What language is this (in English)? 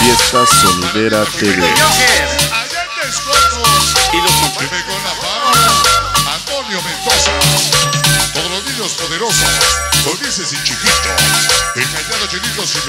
Spanish